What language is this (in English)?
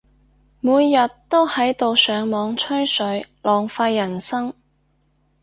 Cantonese